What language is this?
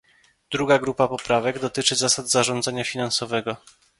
Polish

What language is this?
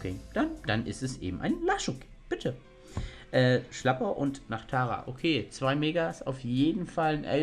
German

